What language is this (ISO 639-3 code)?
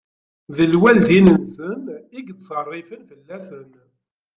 kab